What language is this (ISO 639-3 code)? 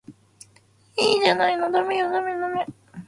jpn